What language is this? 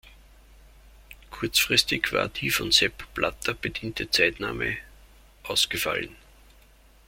German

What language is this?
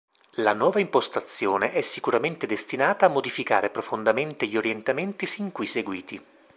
Italian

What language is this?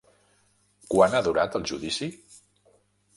Catalan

